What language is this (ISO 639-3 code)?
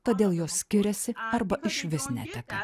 lit